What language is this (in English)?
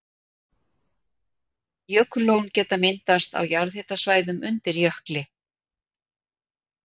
Icelandic